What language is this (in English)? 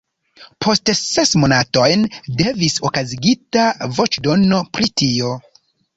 Esperanto